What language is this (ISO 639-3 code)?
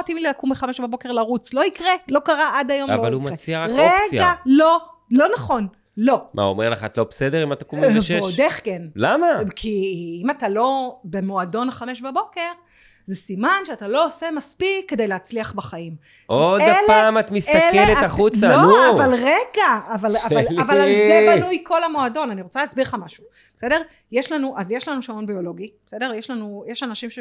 heb